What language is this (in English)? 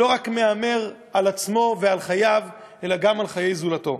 Hebrew